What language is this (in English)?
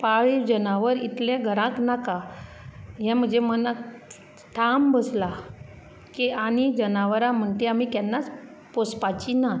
Konkani